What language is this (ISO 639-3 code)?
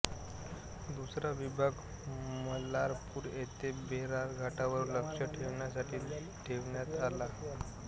mar